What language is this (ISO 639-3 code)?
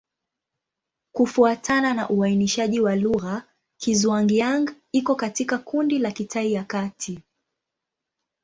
swa